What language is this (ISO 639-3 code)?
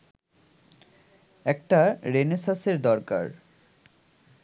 ben